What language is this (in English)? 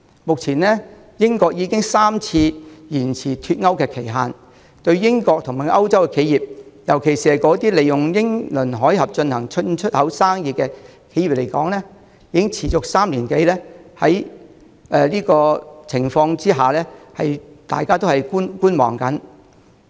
Cantonese